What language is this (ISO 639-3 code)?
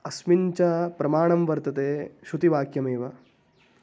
san